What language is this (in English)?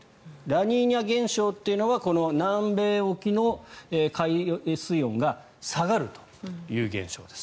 Japanese